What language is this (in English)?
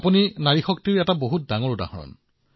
Assamese